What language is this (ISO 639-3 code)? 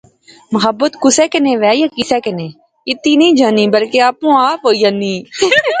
phr